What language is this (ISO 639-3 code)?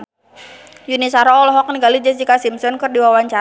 sun